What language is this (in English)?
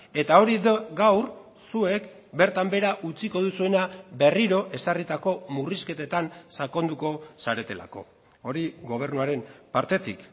Basque